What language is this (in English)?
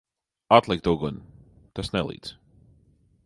Latvian